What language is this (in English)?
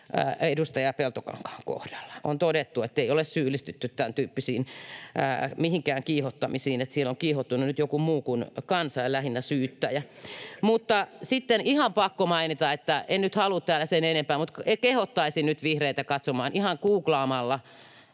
Finnish